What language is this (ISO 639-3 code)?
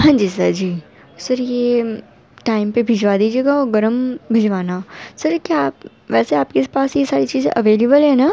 urd